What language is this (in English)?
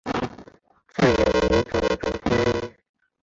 Chinese